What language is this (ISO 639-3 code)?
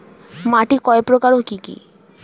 ben